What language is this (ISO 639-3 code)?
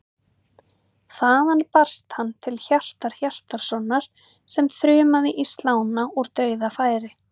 isl